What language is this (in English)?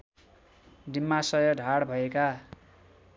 Nepali